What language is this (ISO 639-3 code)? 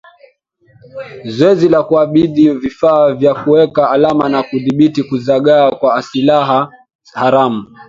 swa